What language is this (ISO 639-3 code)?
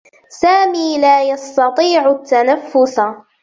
ara